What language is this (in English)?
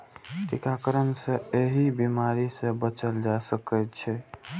Maithili